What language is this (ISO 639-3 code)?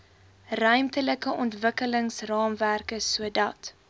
afr